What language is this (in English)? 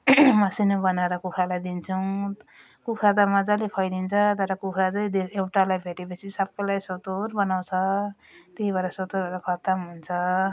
Nepali